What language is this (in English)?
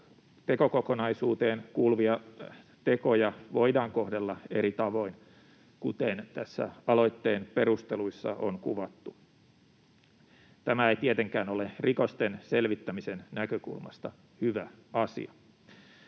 Finnish